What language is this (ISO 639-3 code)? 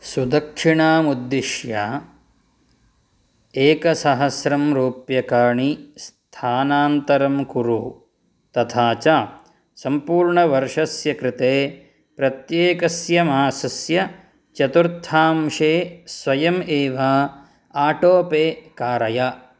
san